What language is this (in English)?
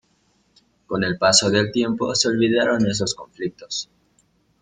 Spanish